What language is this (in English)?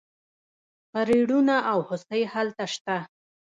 Pashto